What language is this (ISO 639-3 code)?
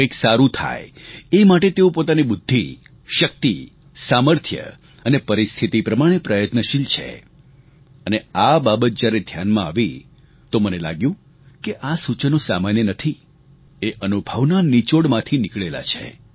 guj